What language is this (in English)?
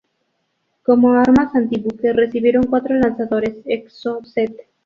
Spanish